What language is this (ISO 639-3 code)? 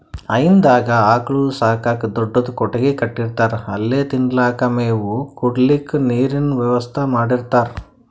kan